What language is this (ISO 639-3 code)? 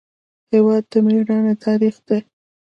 pus